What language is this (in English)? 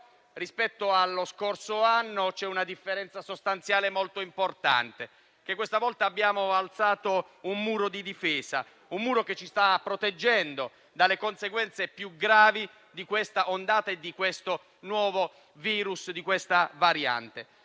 Italian